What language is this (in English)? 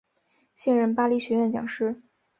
Chinese